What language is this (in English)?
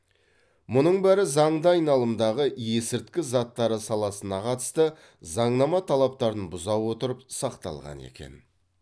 Kazakh